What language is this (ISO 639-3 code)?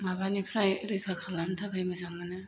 brx